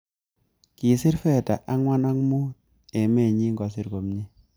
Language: Kalenjin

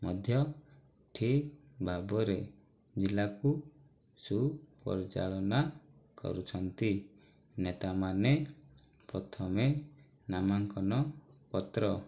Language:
Odia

